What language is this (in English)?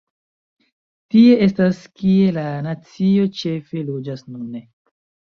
Esperanto